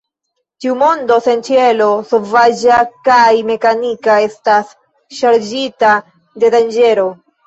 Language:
Esperanto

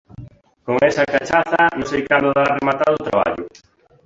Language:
Galician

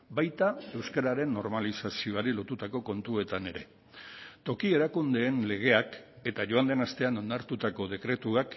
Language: Basque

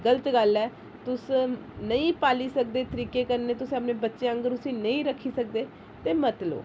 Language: Dogri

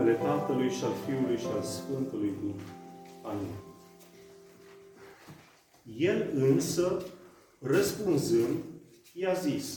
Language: Romanian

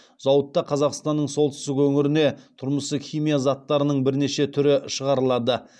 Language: Kazakh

